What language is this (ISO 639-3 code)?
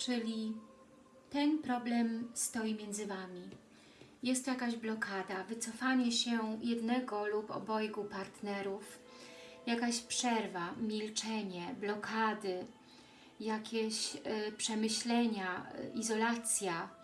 pol